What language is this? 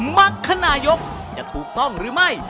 Thai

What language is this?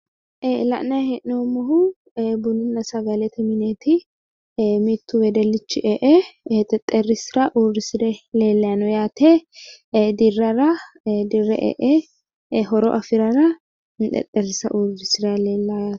Sidamo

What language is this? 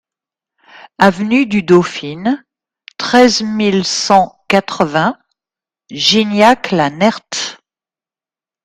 French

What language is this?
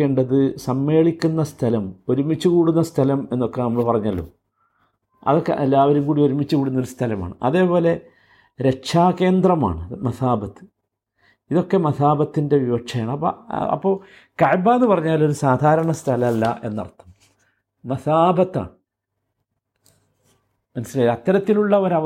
Malayalam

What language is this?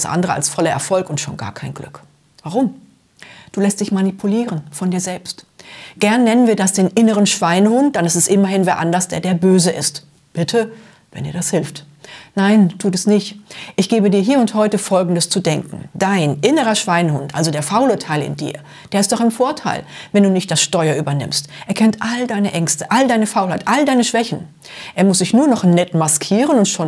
German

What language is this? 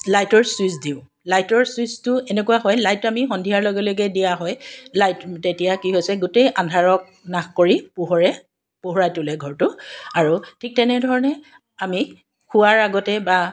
Assamese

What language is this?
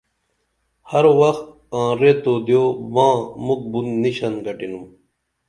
Dameli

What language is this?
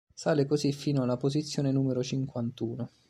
Italian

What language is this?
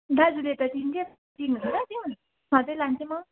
Nepali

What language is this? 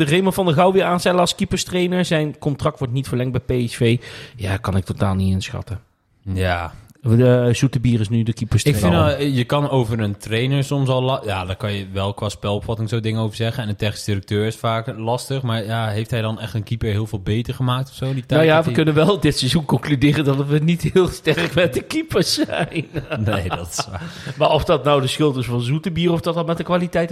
Dutch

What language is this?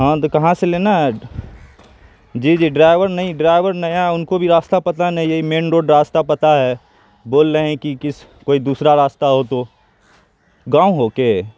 Urdu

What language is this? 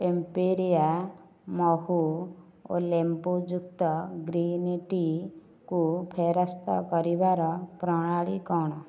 Odia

